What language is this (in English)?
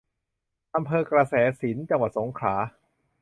Thai